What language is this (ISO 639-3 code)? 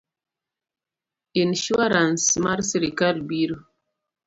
luo